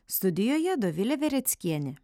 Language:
Lithuanian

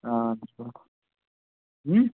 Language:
Kashmiri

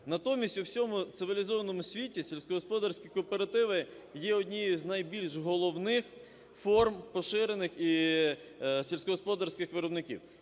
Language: Ukrainian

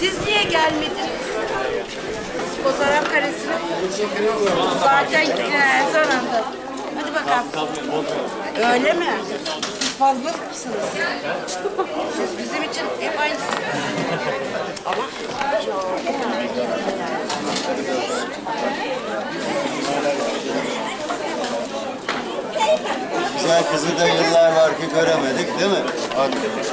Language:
Turkish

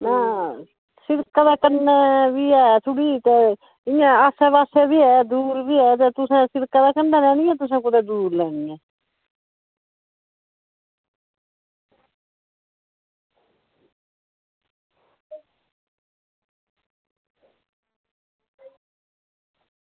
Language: Dogri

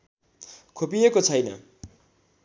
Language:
Nepali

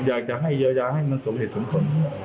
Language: Thai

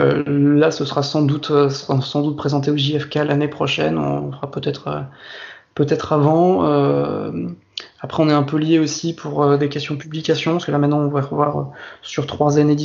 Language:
French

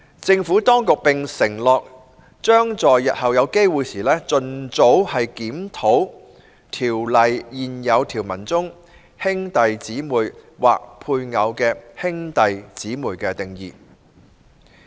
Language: Cantonese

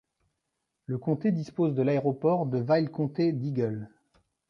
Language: French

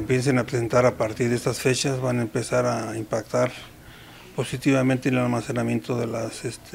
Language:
Spanish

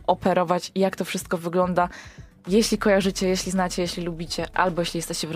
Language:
Polish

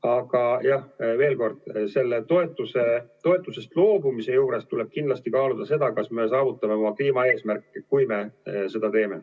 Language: Estonian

